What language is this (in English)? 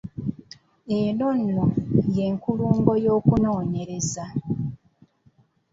Ganda